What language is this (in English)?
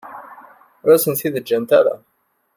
Kabyle